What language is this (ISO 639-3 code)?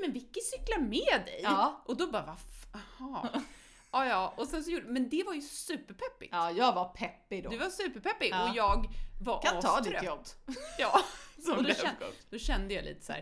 swe